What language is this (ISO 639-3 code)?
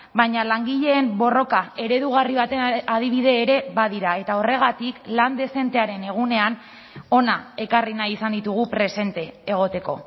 eus